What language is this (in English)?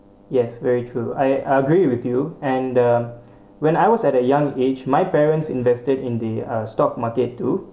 English